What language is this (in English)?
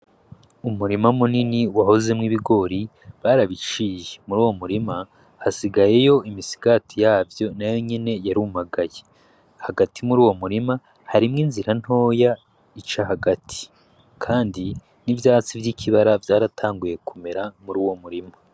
Rundi